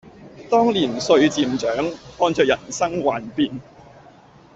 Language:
Cantonese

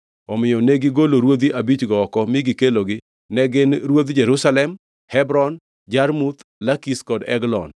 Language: Luo (Kenya and Tanzania)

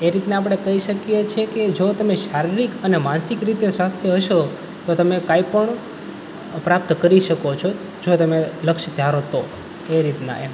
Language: Gujarati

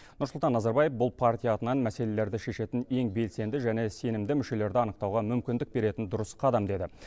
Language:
Kazakh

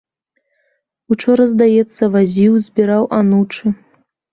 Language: Belarusian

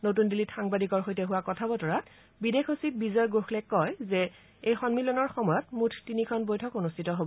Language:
Assamese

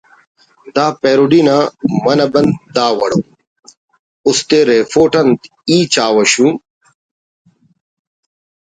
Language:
Brahui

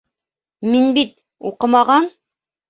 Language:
Bashkir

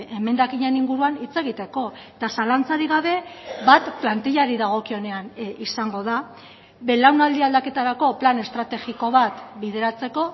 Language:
Basque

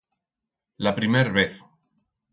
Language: Aragonese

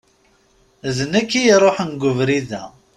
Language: Kabyle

